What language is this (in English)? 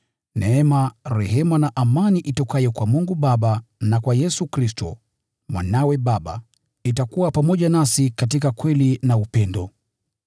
Swahili